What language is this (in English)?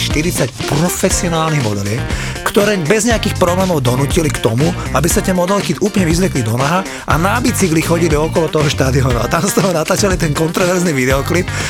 Slovak